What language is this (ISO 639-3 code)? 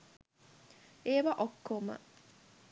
sin